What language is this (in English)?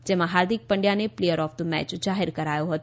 Gujarati